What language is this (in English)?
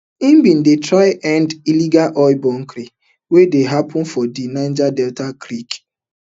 Nigerian Pidgin